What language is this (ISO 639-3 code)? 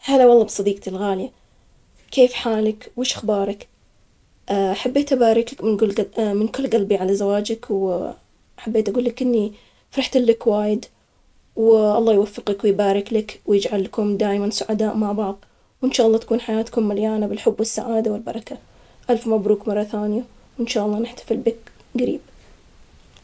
acx